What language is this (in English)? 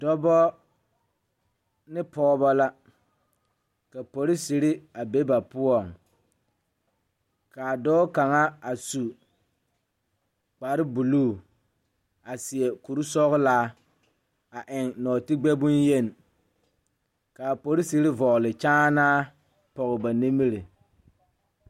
Southern Dagaare